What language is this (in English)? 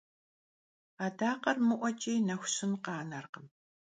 Kabardian